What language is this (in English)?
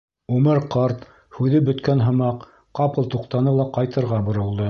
Bashkir